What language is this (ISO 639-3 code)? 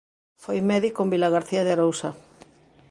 glg